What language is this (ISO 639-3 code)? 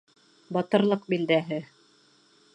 bak